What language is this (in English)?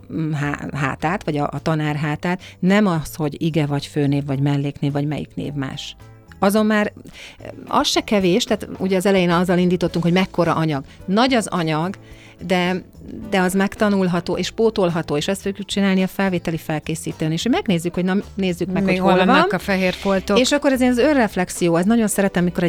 Hungarian